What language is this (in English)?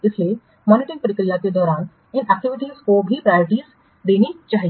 Hindi